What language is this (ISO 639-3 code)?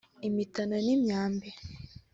kin